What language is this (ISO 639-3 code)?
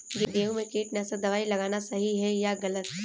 hin